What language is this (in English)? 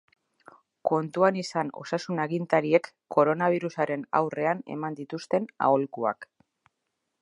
Basque